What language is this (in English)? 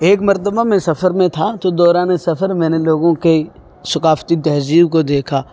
Urdu